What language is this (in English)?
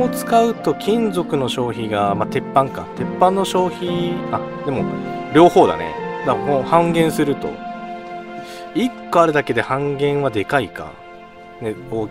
Japanese